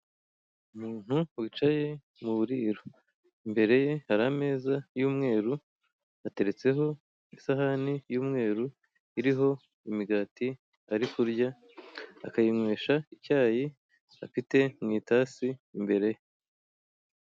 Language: Kinyarwanda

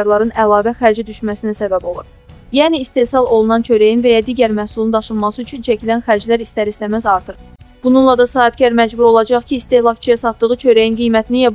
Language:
Turkish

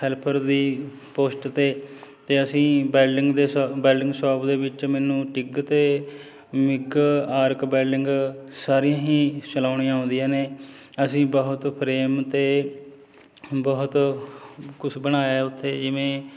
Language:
Punjabi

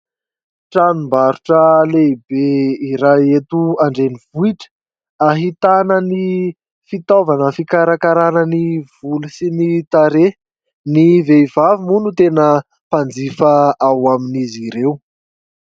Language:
Malagasy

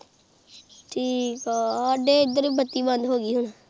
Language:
Punjabi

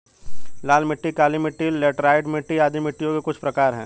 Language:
Hindi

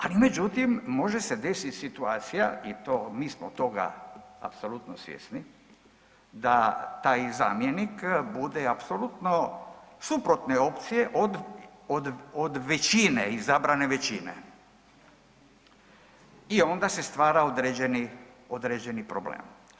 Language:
Croatian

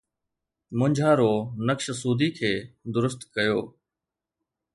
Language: Sindhi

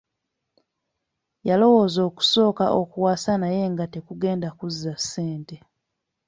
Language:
Ganda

